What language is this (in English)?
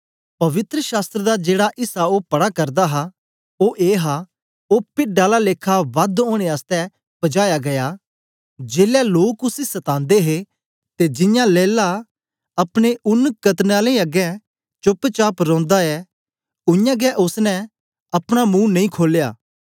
Dogri